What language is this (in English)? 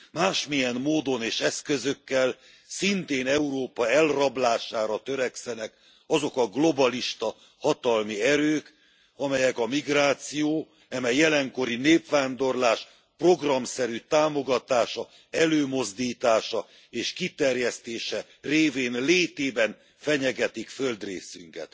Hungarian